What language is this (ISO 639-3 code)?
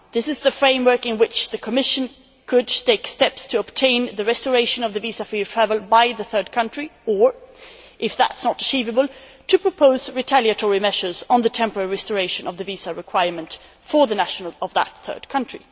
eng